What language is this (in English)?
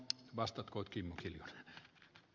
Finnish